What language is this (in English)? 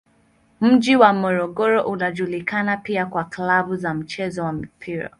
Swahili